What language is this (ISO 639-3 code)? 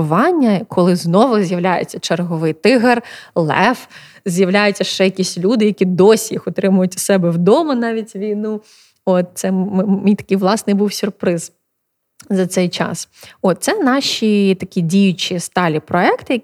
ukr